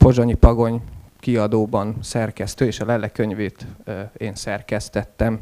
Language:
Hungarian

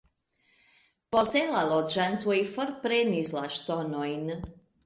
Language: Esperanto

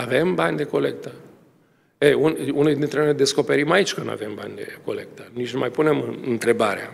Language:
Romanian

